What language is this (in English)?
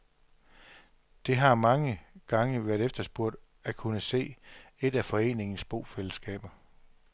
Danish